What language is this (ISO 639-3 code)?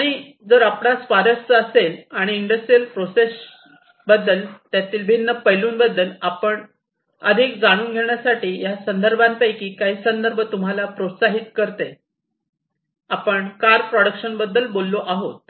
mar